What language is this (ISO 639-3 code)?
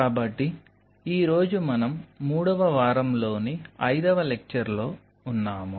tel